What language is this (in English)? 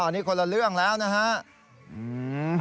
Thai